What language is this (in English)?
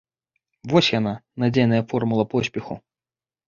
Belarusian